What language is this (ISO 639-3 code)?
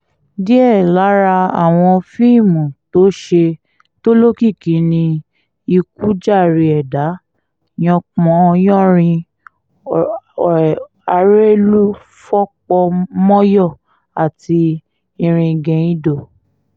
yor